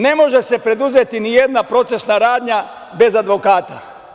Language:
Serbian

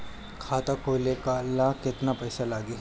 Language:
Bhojpuri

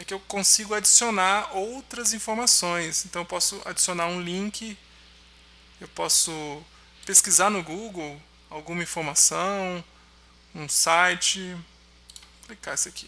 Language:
Portuguese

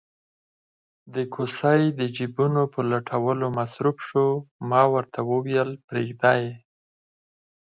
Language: Pashto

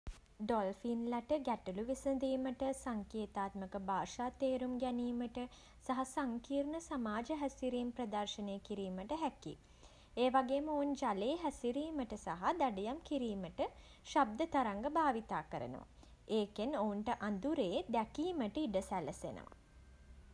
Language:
Sinhala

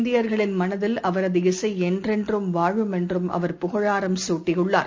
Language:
Tamil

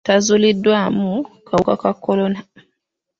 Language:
Ganda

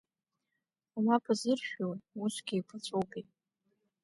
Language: Abkhazian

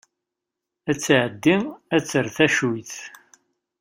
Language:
Kabyle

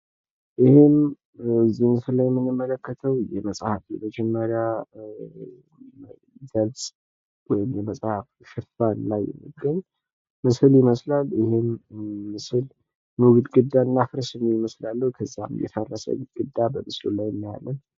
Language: Amharic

